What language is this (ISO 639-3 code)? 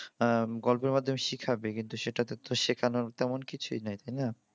ben